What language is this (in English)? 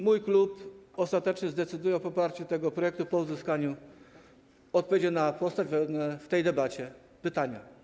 Polish